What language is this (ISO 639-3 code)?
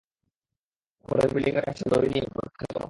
ben